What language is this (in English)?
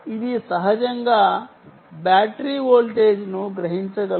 Telugu